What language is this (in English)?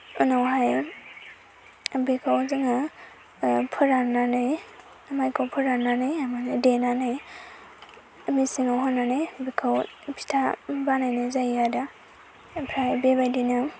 Bodo